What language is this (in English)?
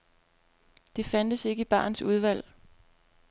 Danish